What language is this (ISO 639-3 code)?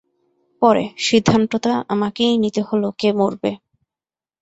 ben